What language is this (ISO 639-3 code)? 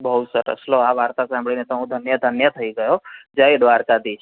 guj